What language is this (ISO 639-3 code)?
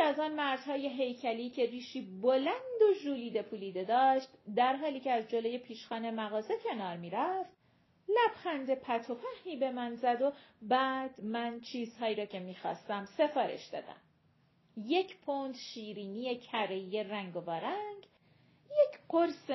fas